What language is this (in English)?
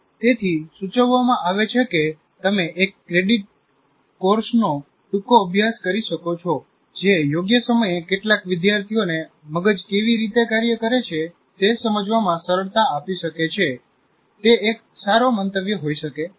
Gujarati